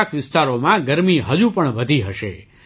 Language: Gujarati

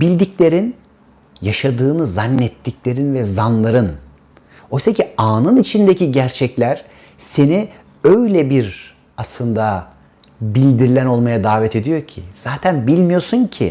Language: Turkish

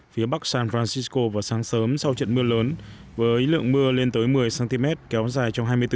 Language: Vietnamese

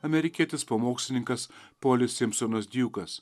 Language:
Lithuanian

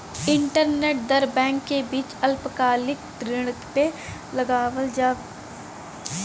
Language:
Bhojpuri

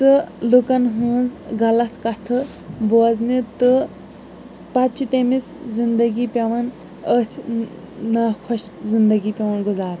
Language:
Kashmiri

